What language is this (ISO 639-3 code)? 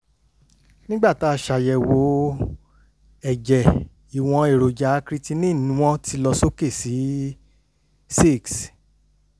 yor